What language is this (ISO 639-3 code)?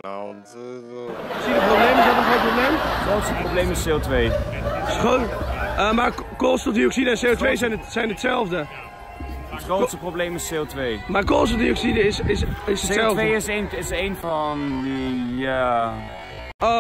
nld